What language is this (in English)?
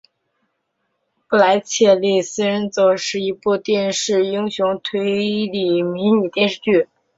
Chinese